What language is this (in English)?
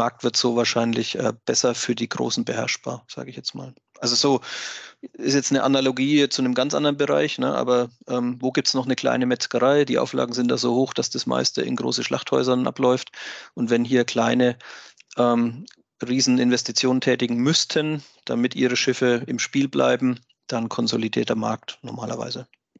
German